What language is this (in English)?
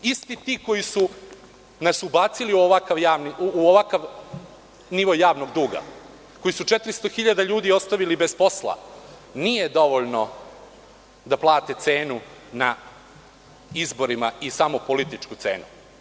Serbian